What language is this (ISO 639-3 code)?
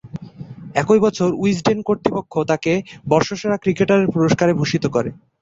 ben